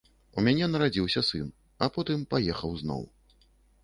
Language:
Belarusian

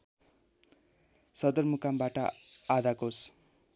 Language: Nepali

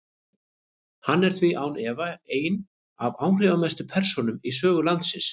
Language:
Icelandic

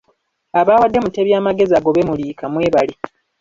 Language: Ganda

